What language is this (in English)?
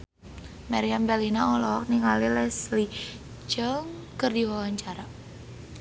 Sundanese